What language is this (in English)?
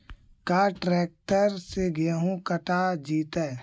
Magahi